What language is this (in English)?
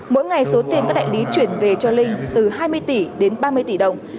Vietnamese